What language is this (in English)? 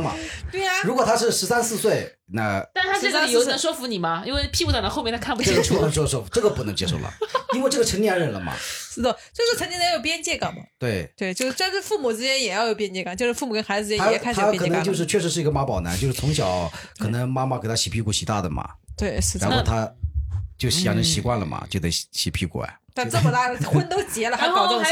Chinese